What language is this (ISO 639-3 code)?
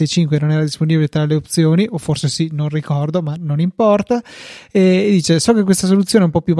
ita